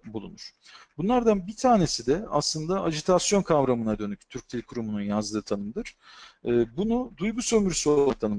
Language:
Turkish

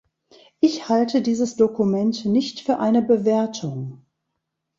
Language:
German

